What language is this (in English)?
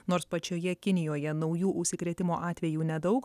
Lithuanian